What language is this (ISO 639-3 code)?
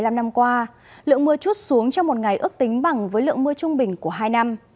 vie